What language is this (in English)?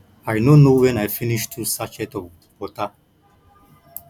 Nigerian Pidgin